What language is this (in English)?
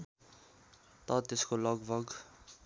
Nepali